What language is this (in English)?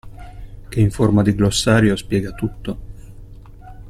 Italian